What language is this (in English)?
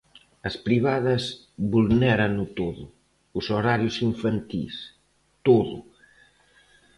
Galician